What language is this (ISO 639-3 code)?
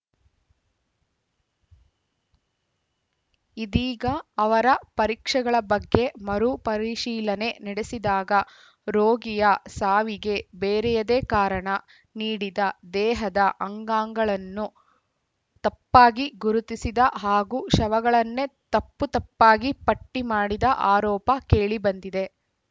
kan